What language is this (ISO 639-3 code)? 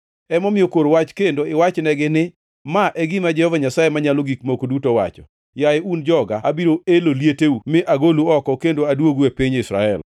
luo